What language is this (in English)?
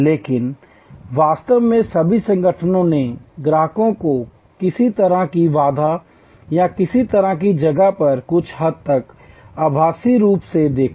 Hindi